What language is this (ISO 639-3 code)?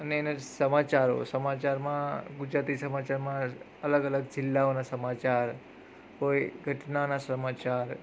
guj